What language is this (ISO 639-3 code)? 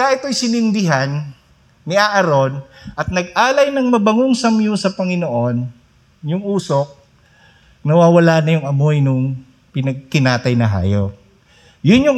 fil